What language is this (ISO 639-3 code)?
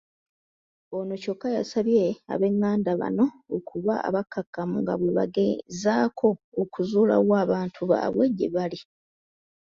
lug